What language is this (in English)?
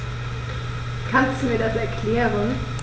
German